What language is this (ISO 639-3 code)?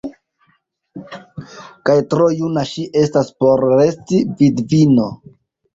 epo